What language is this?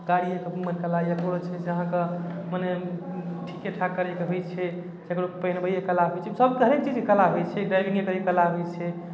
Maithili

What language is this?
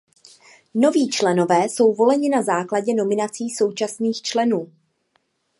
Czech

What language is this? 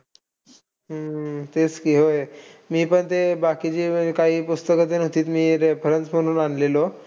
Marathi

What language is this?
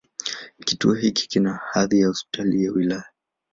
Swahili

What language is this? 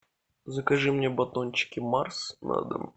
Russian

